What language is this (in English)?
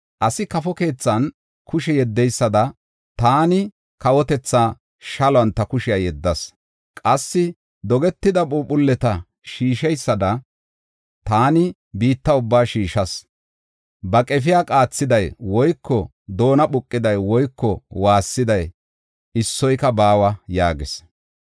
Gofa